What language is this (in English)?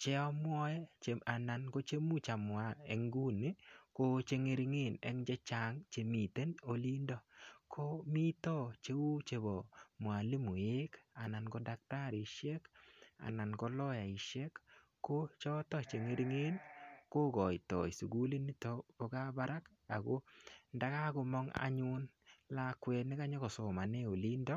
Kalenjin